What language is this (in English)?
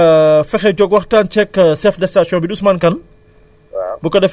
Wolof